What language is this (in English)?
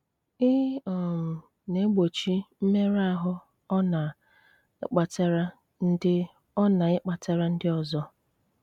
Igbo